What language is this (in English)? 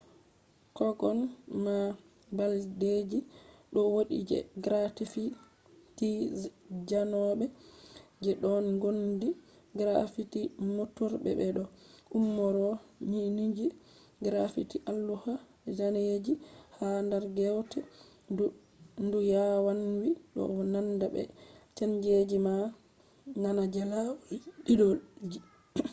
Fula